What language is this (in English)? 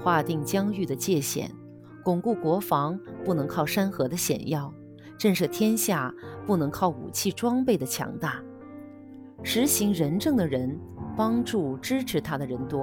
Chinese